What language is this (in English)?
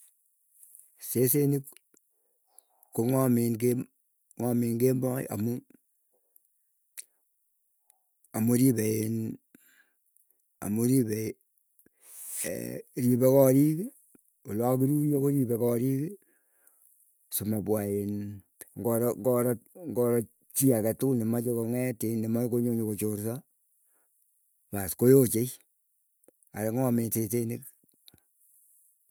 Keiyo